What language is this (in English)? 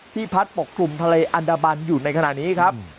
Thai